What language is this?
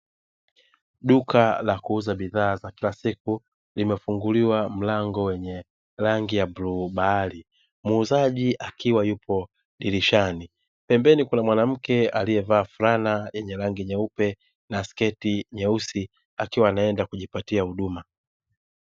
Swahili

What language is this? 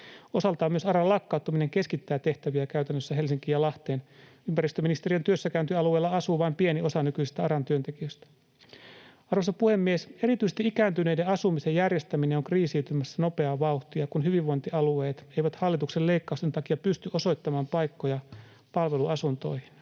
Finnish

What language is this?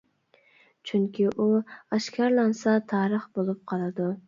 Uyghur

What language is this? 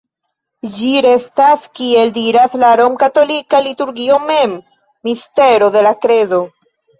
Esperanto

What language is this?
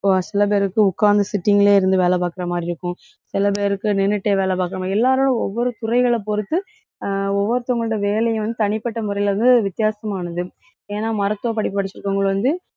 Tamil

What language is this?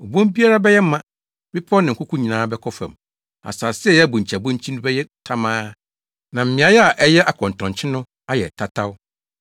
Akan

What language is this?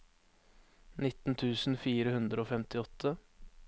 Norwegian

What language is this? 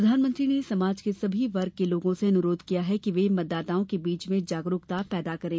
Hindi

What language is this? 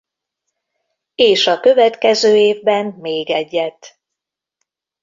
Hungarian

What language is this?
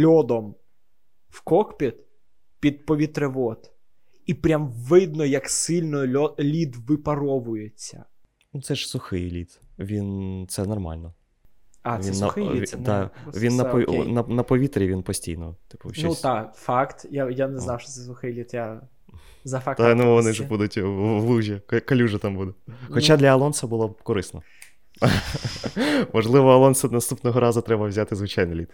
Ukrainian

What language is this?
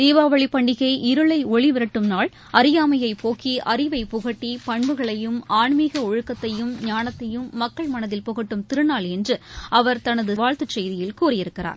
Tamil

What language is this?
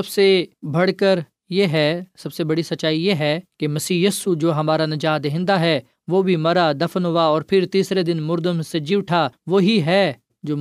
Urdu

